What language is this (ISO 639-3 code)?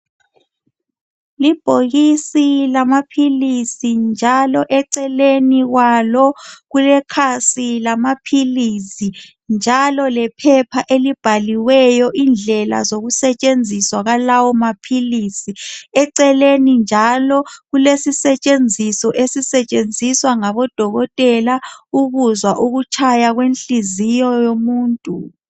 nde